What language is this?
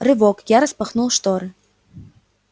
Russian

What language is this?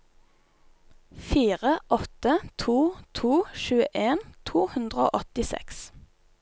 Norwegian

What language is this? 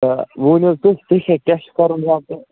Kashmiri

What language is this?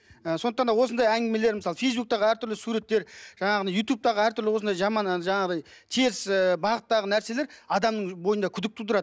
Kazakh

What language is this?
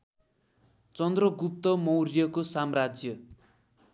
Nepali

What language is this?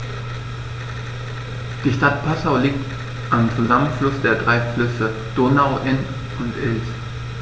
German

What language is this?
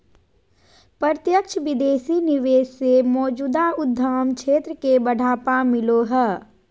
Magahi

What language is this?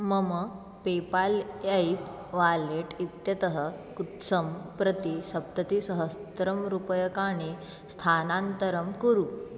Sanskrit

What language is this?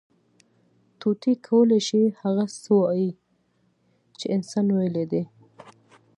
Pashto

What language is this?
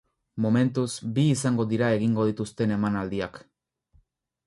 Basque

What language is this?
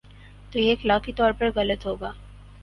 Urdu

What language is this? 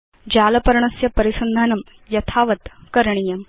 Sanskrit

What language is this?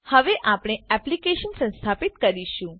Gujarati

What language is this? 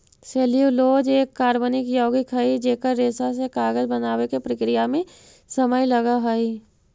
Magahi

